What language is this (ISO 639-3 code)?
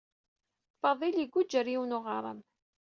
kab